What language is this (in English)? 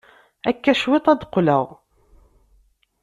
Kabyle